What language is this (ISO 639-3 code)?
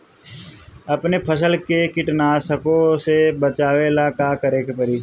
bho